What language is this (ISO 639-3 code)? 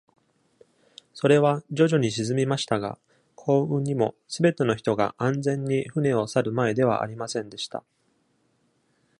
jpn